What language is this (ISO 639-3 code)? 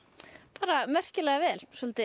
isl